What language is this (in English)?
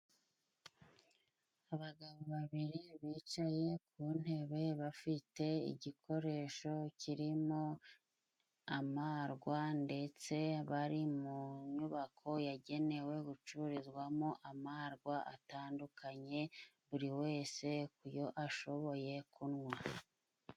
Kinyarwanda